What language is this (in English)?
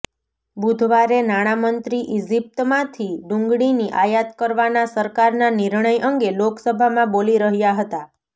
Gujarati